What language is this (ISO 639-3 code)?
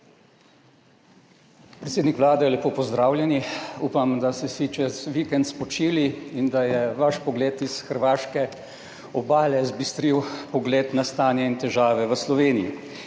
slv